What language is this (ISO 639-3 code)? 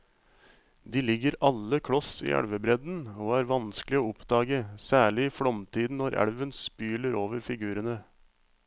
nor